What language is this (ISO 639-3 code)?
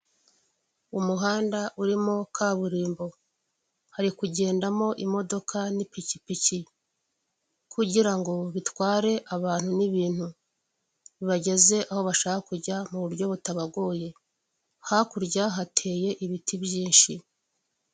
kin